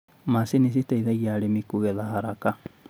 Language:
Kikuyu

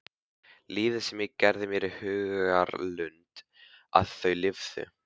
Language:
Icelandic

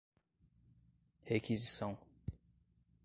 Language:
Portuguese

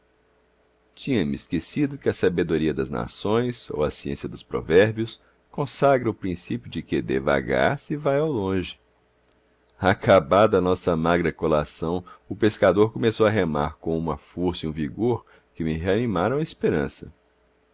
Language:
Portuguese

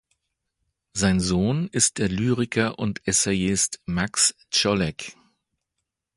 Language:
German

